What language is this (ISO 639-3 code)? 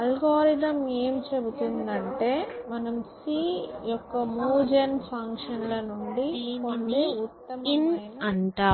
tel